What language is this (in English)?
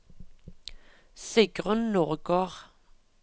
Norwegian